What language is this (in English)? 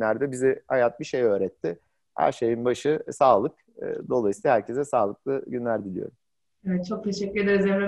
Turkish